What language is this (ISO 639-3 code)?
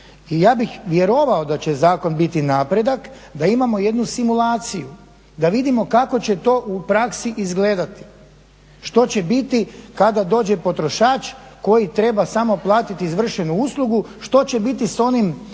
hrv